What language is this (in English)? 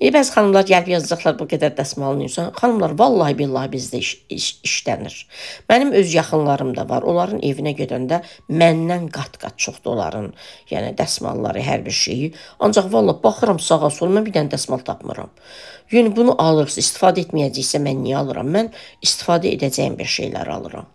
Turkish